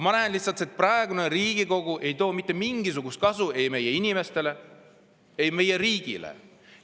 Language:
Estonian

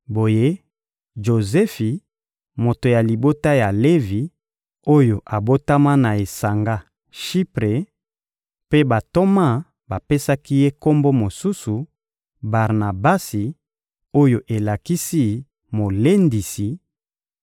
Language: Lingala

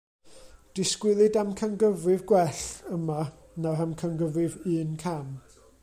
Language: Welsh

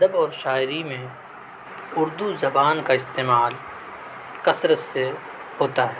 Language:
Urdu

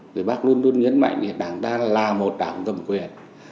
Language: Vietnamese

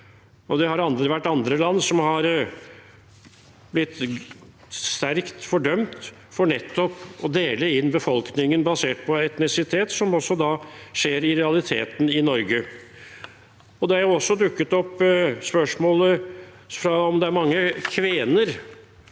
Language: Norwegian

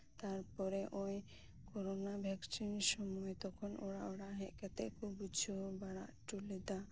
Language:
Santali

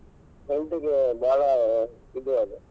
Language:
Kannada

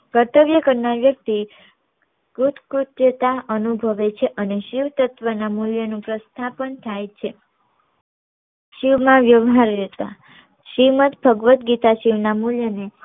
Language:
Gujarati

